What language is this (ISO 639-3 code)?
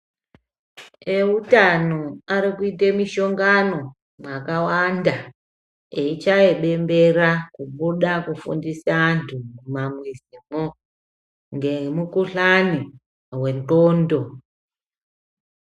ndc